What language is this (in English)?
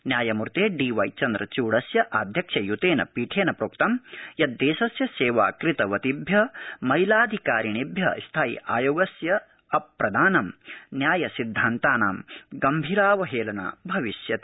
Sanskrit